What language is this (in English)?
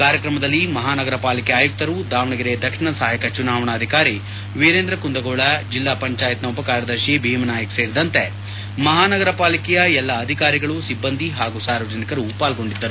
Kannada